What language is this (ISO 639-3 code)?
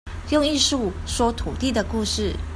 zho